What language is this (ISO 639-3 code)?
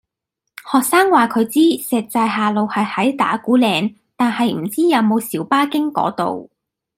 yue